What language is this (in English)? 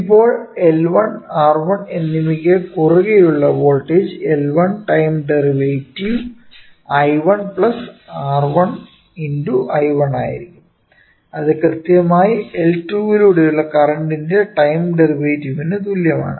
Malayalam